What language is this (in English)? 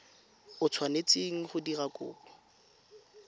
Tswana